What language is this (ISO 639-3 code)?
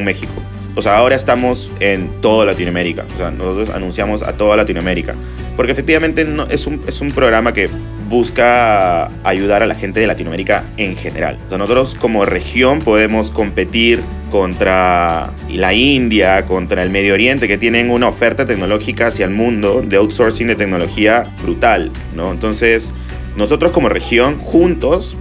spa